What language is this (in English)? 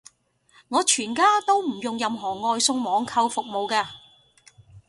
Cantonese